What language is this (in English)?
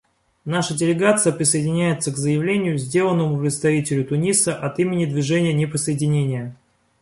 Russian